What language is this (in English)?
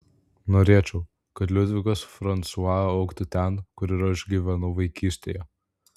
Lithuanian